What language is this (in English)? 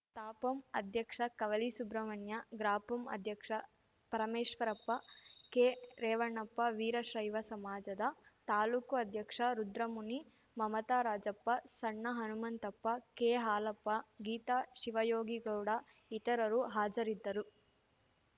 Kannada